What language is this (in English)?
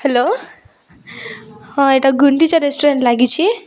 Odia